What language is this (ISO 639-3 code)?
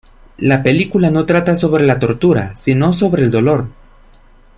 spa